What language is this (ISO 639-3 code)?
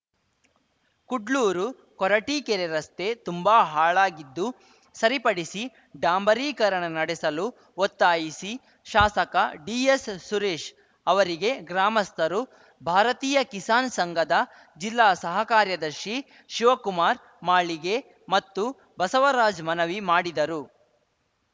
kan